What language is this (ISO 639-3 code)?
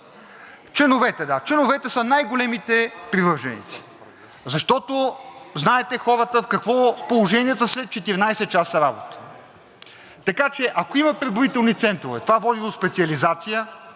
bul